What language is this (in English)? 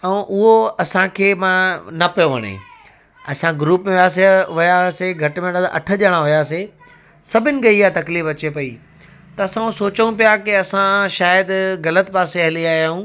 Sindhi